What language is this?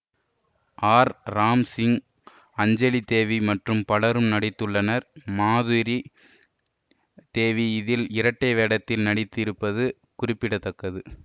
Tamil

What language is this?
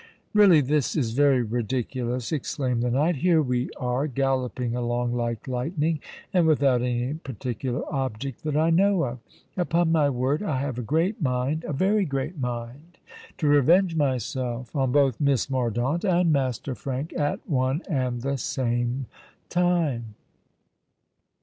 English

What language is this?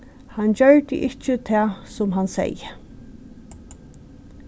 Faroese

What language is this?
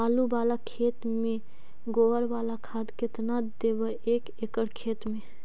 Magahi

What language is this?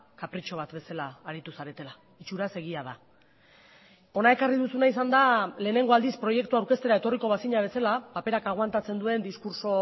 Basque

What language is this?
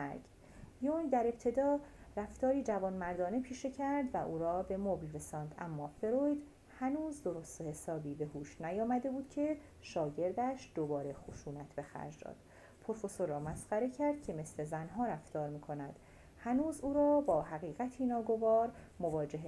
Persian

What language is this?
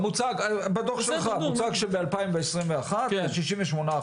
Hebrew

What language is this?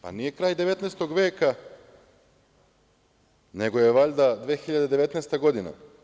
Serbian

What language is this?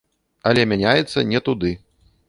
Belarusian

